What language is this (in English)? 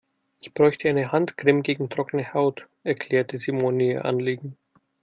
German